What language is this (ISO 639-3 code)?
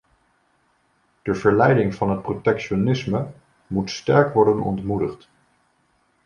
nld